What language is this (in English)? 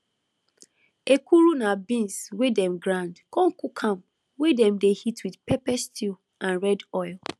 Nigerian Pidgin